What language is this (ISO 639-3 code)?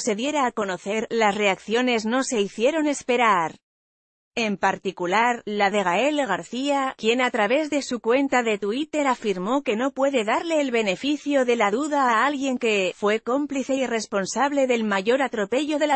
spa